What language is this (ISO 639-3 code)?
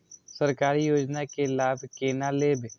mai